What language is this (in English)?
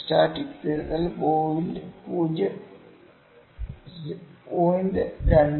Malayalam